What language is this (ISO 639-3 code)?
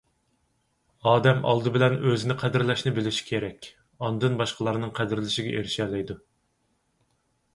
uig